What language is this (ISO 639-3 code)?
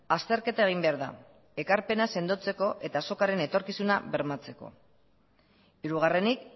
eus